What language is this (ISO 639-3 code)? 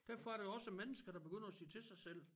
dan